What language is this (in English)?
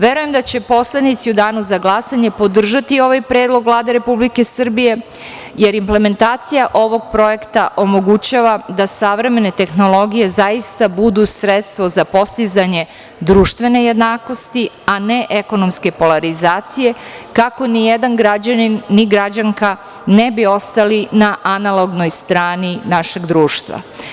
Serbian